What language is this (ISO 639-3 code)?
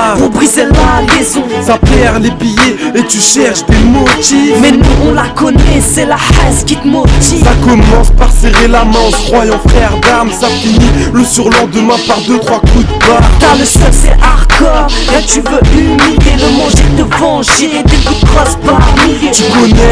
fra